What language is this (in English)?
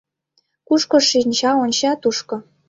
Mari